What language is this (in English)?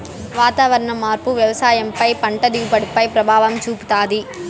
Telugu